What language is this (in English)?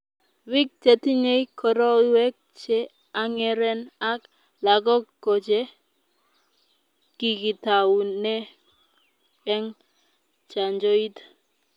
Kalenjin